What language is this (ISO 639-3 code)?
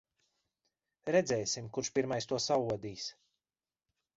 lav